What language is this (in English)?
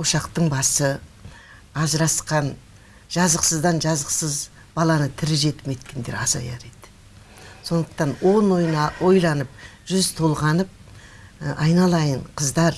Turkish